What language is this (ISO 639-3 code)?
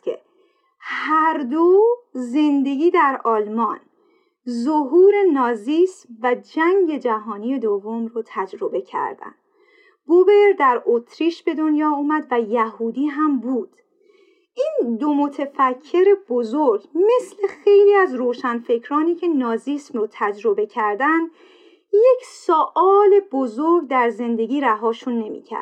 fas